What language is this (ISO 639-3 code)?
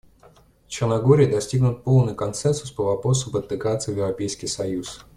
rus